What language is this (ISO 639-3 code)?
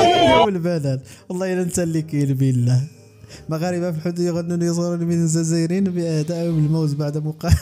ara